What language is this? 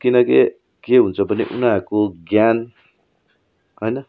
Nepali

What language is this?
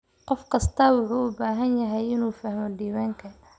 Somali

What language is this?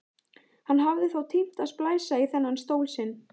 Icelandic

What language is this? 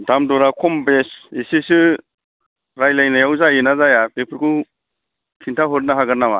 Bodo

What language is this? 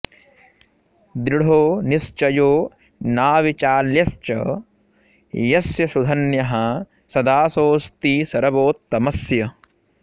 Sanskrit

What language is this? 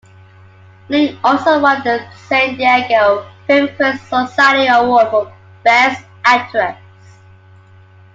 English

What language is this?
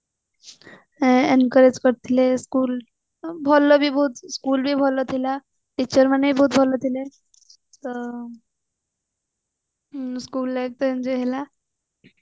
Odia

